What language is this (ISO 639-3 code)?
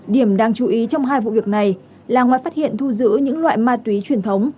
vie